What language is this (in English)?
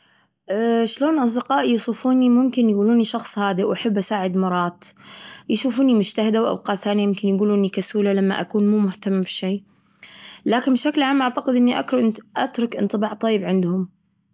Gulf Arabic